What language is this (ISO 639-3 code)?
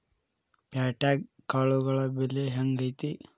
kan